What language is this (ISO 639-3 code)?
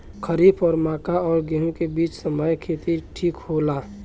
bho